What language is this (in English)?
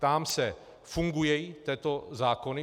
Czech